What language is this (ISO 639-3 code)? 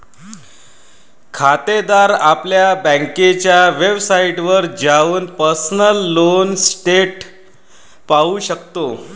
mar